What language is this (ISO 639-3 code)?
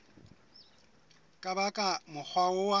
sot